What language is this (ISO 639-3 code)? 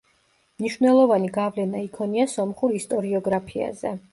kat